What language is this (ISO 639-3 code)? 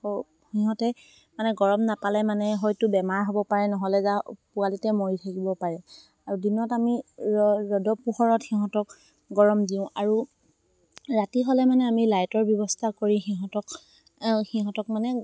asm